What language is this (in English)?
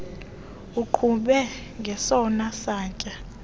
Xhosa